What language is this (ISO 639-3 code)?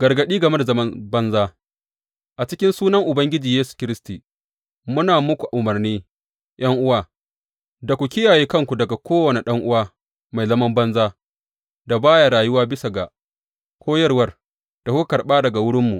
hau